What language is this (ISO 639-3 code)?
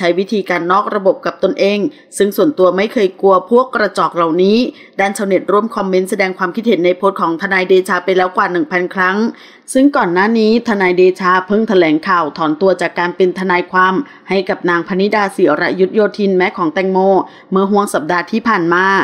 tha